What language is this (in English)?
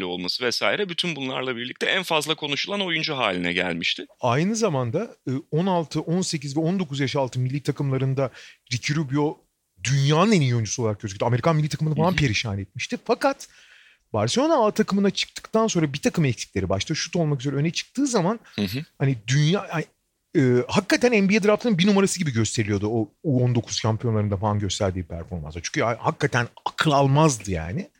Turkish